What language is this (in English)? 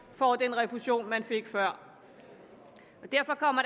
Danish